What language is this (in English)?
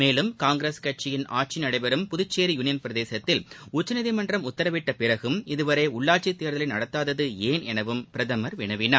Tamil